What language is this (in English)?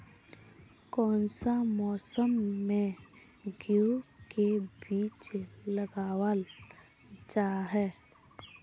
Magahi